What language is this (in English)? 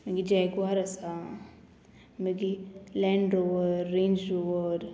Konkani